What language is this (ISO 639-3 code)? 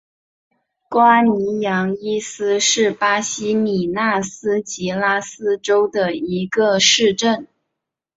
zho